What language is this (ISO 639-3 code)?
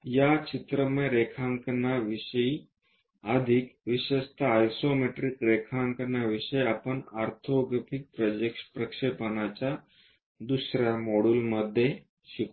mar